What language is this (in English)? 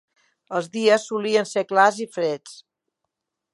Catalan